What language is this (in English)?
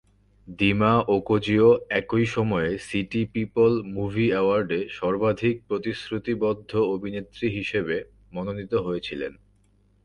Bangla